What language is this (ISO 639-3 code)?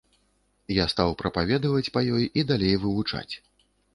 bel